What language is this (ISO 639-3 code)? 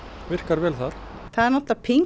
isl